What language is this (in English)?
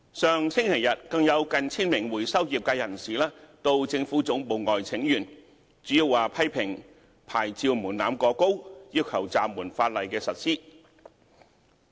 Cantonese